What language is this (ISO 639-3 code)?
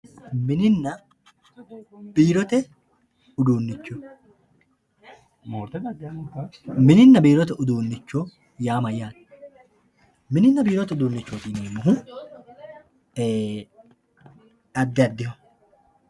sid